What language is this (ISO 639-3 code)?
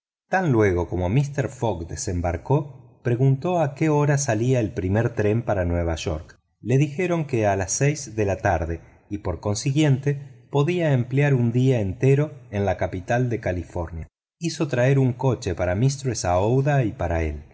spa